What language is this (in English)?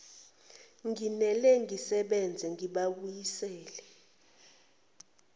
Zulu